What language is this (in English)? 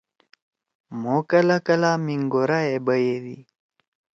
Torwali